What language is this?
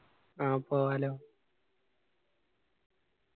Malayalam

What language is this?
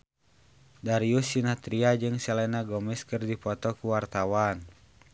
Sundanese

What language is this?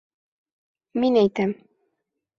Bashkir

